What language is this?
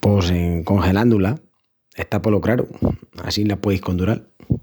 Extremaduran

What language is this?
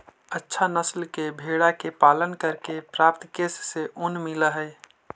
Magahi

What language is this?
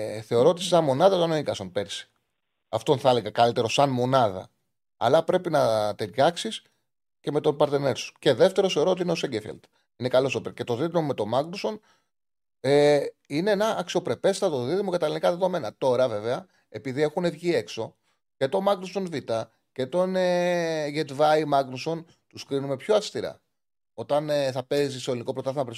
Greek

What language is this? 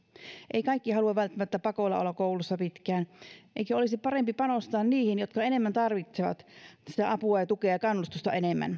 Finnish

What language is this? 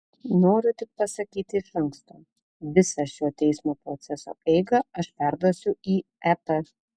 Lithuanian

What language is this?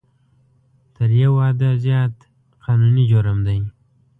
Pashto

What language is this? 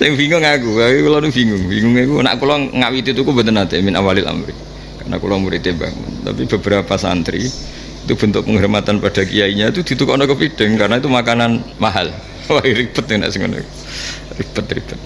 Indonesian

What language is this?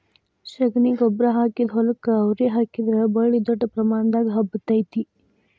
Kannada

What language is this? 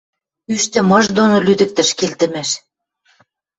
Western Mari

